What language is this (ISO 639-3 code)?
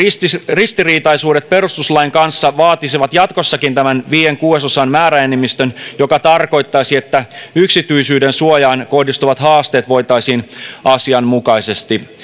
fin